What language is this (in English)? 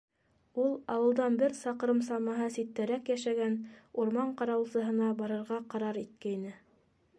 Bashkir